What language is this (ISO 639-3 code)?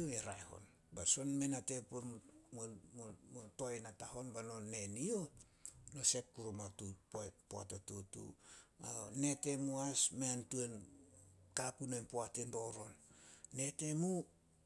sol